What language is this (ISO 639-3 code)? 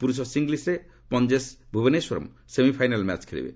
ori